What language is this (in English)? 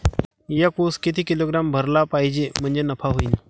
Marathi